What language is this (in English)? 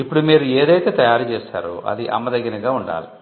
Telugu